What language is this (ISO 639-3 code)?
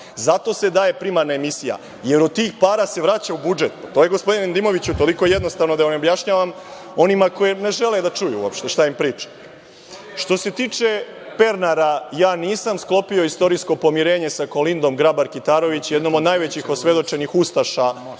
srp